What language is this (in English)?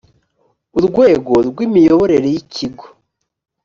Kinyarwanda